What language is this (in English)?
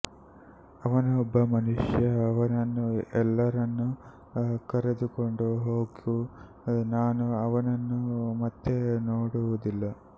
Kannada